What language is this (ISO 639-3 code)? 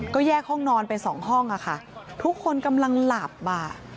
tha